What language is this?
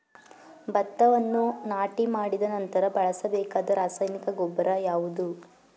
Kannada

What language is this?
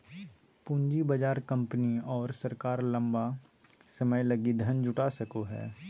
Magahi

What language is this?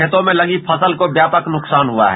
Hindi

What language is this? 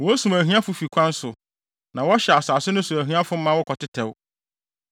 Akan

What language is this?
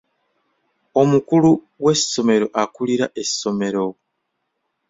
Ganda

